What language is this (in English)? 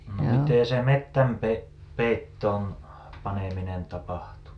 Finnish